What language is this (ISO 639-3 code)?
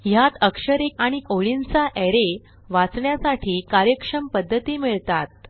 mar